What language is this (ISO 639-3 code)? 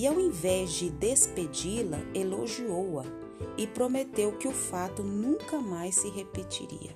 por